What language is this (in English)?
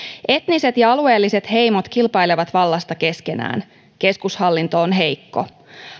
Finnish